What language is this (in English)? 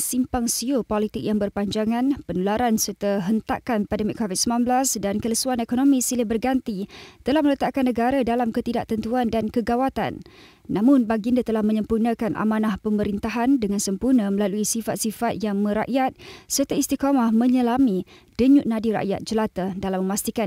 Malay